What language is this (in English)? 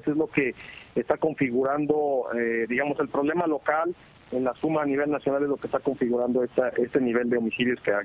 Spanish